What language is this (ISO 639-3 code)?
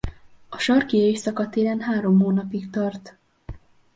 hun